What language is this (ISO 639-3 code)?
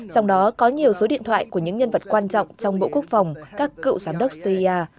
vie